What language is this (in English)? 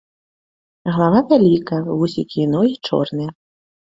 Belarusian